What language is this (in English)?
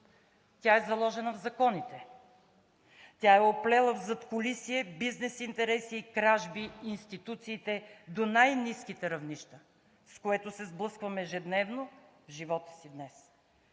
Bulgarian